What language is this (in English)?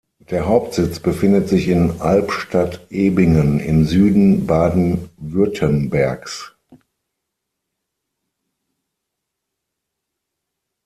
German